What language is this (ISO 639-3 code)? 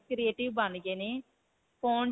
pan